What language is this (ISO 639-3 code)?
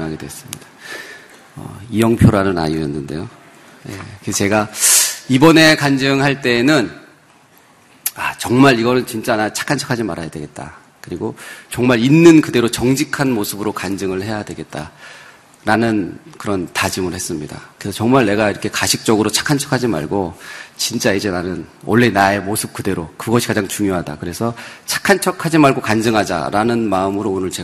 kor